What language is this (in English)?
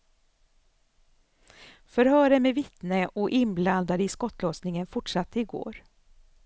Swedish